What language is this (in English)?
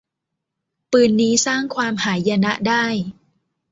Thai